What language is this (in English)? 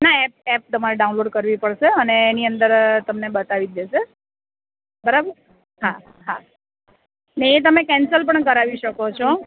Gujarati